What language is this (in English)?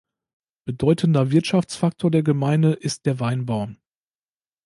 German